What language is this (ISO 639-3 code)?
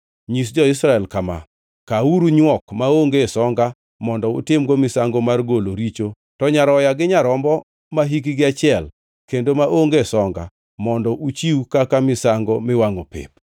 luo